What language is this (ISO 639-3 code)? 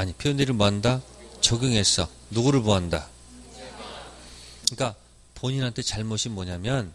kor